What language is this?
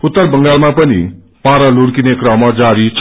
Nepali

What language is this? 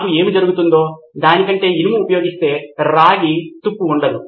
Telugu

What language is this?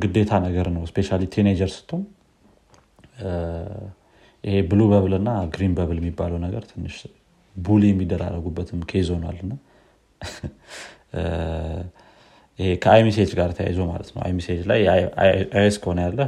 Amharic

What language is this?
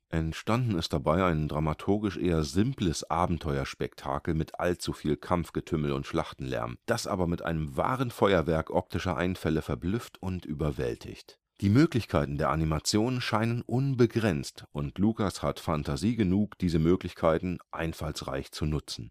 German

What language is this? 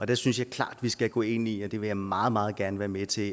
Danish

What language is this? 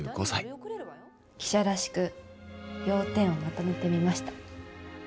Japanese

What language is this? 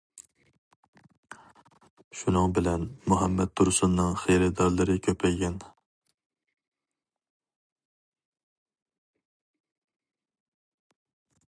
Uyghur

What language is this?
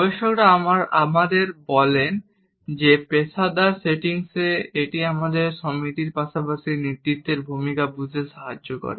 Bangla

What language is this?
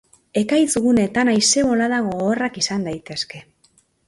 Basque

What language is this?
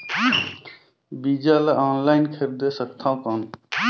Chhattisgarhi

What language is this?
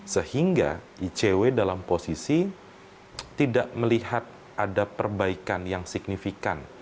Indonesian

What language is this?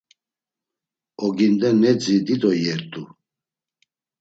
Laz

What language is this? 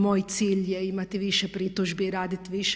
Croatian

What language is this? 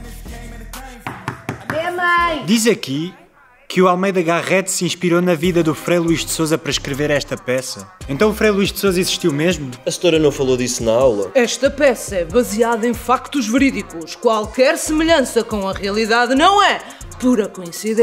Portuguese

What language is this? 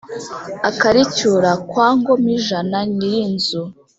Kinyarwanda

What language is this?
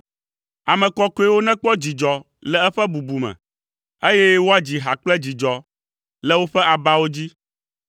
Ewe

